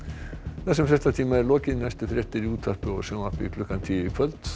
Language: Icelandic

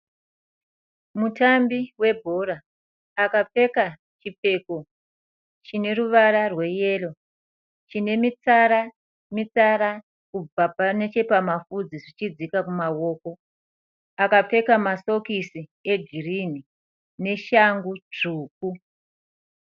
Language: Shona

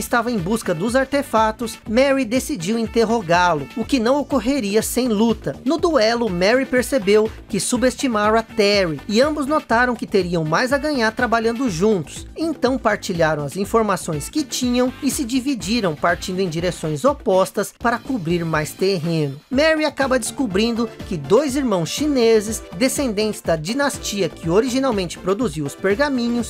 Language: Portuguese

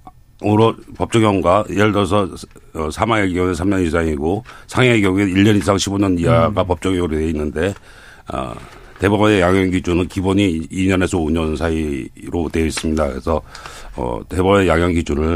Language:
Korean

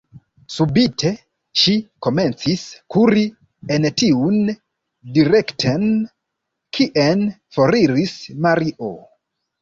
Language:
Esperanto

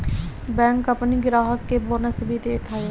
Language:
Bhojpuri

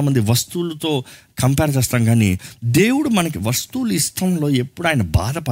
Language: Telugu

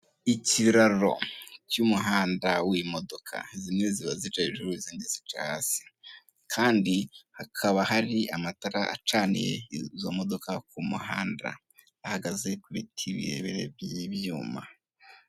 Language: Kinyarwanda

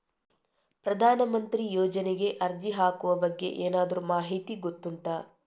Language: Kannada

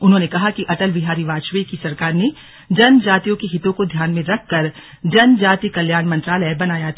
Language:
Hindi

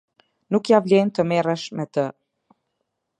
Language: Albanian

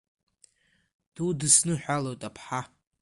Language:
Abkhazian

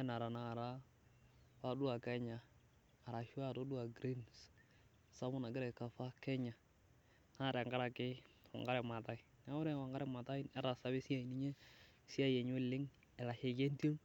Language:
Masai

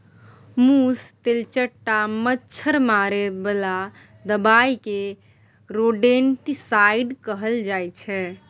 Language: Maithili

